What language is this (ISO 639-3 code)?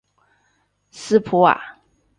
zho